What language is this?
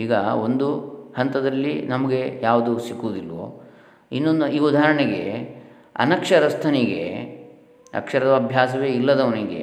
Kannada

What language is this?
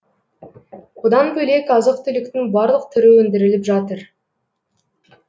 Kazakh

